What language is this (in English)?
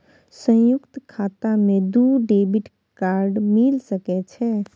Maithili